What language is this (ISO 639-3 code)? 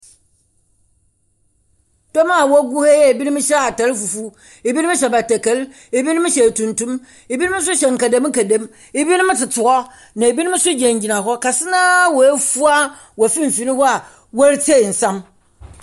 aka